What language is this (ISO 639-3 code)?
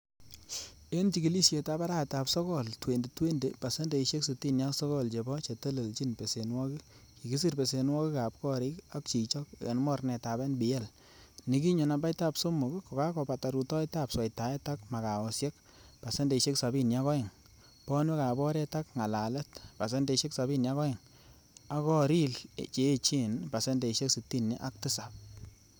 kln